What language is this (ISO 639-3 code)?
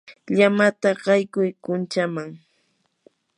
qur